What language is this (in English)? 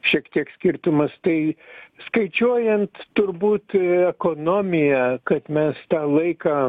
Lithuanian